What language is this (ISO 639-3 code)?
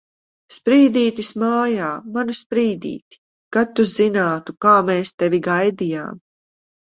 lav